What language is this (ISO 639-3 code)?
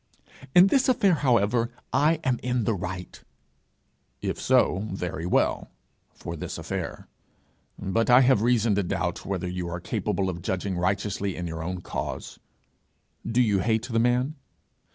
eng